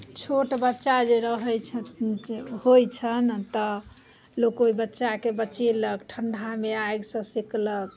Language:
Maithili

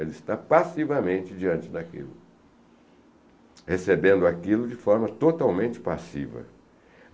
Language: Portuguese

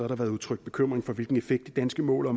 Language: Danish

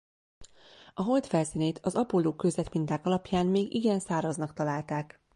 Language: Hungarian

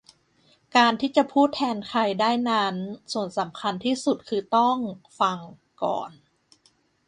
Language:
Thai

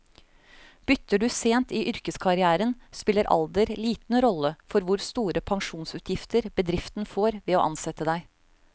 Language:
Norwegian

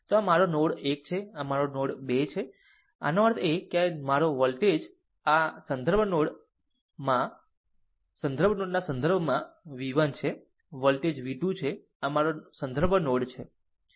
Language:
Gujarati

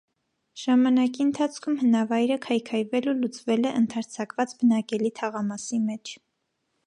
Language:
Armenian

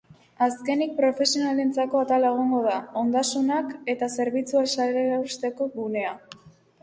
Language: Basque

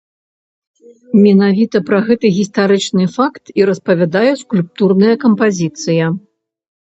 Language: Belarusian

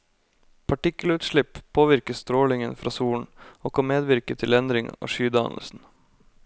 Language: Norwegian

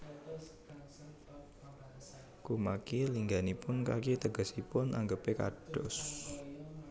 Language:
Javanese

